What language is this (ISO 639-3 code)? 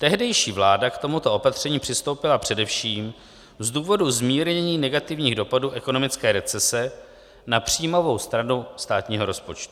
ces